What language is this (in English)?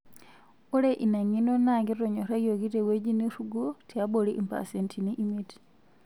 Masai